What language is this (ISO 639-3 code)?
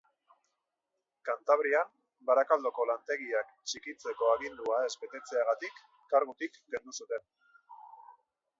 eus